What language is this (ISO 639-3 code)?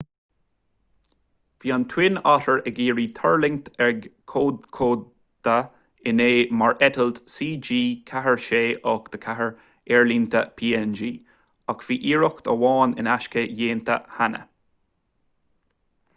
gle